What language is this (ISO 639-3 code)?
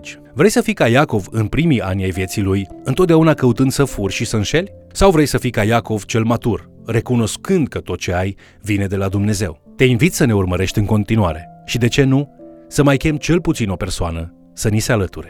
ron